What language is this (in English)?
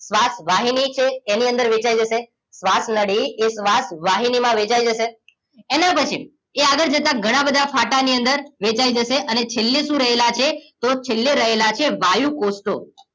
Gujarati